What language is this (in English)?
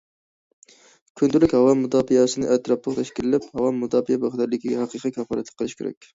Uyghur